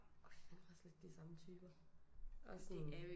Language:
Danish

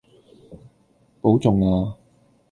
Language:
Cantonese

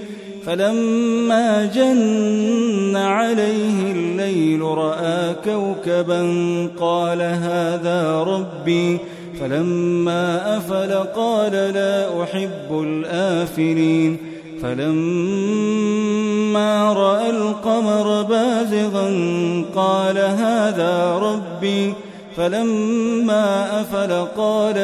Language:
Arabic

